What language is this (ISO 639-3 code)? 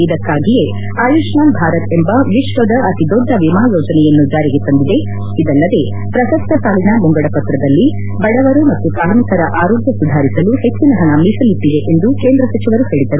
kan